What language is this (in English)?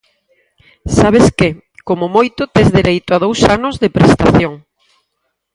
Galician